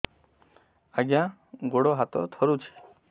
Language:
Odia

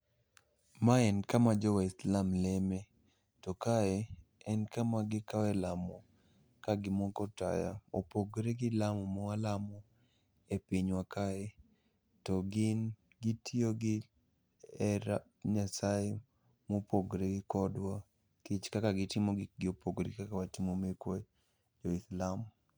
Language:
Luo (Kenya and Tanzania)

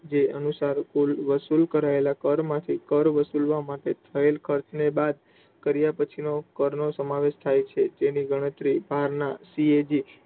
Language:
Gujarati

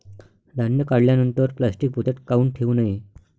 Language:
Marathi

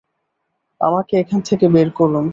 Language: Bangla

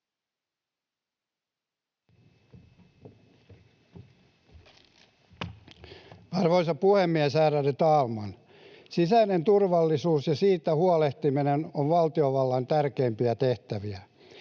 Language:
Finnish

